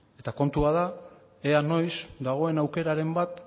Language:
Basque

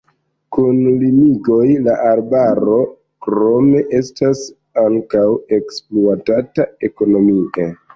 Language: Esperanto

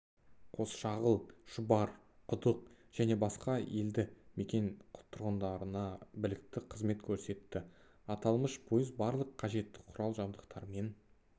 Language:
Kazakh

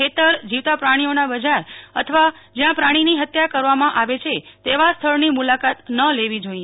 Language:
Gujarati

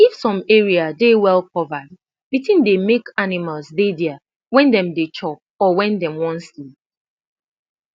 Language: Nigerian Pidgin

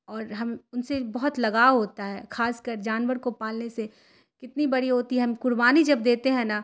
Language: Urdu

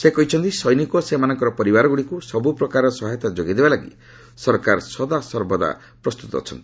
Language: Odia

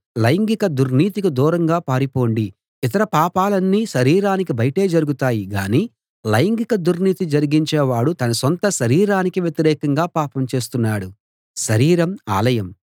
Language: Telugu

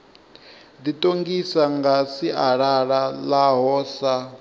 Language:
Venda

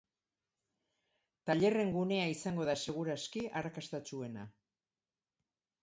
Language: Basque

